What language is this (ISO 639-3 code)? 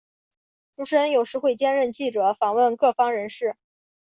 zho